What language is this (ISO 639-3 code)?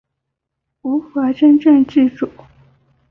zho